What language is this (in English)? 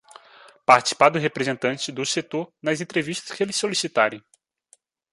Portuguese